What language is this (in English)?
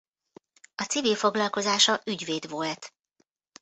Hungarian